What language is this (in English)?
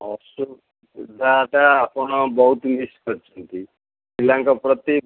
Odia